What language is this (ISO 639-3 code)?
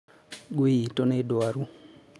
kik